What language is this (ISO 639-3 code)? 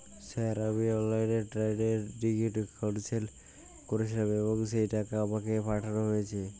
ben